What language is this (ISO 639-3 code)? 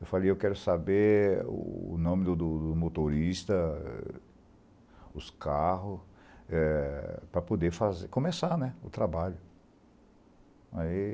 por